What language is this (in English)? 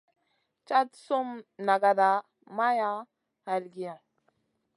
Masana